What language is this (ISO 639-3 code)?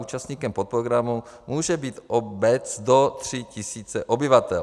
ces